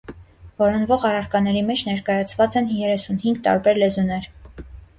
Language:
Armenian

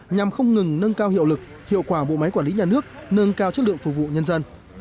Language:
Vietnamese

